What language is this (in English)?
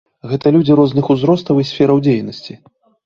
Belarusian